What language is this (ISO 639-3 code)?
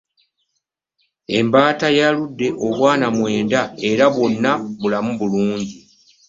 lug